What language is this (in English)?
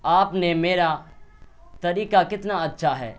Urdu